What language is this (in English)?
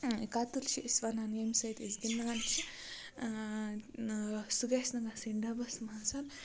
Kashmiri